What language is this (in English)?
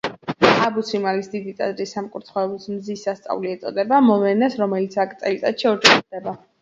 Georgian